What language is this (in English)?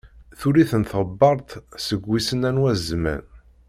Kabyle